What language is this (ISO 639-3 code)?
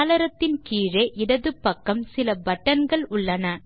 tam